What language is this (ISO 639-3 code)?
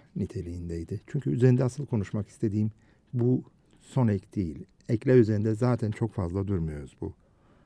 tur